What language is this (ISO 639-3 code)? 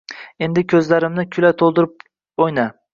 uzb